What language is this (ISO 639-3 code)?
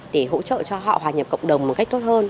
vie